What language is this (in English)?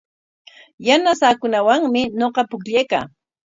Corongo Ancash Quechua